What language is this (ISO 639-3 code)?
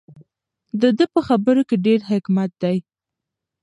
pus